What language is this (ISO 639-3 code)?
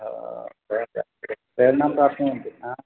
san